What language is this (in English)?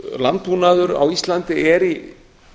Icelandic